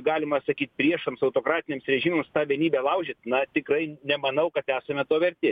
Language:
Lithuanian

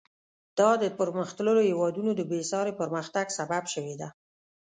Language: Pashto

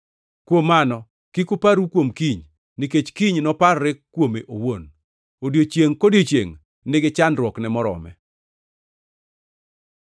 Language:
Luo (Kenya and Tanzania)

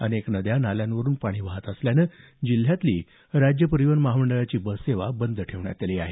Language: Marathi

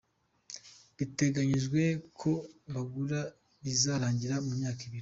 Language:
Kinyarwanda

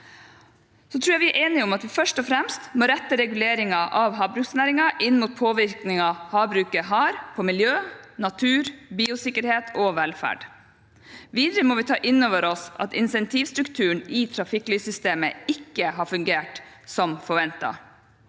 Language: Norwegian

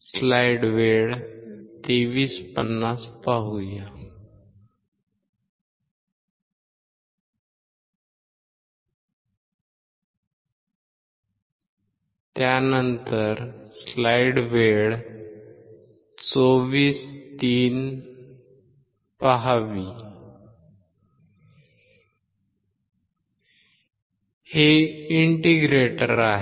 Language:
Marathi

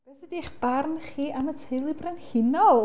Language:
Welsh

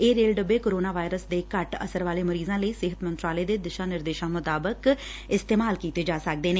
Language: Punjabi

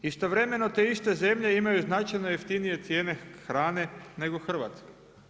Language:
Croatian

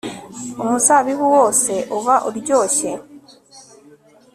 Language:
Kinyarwanda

